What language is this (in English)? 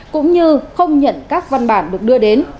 Vietnamese